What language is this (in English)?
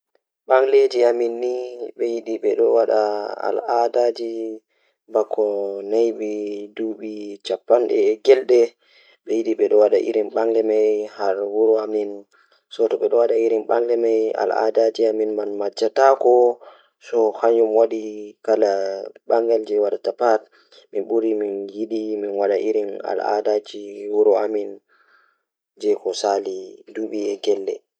Fula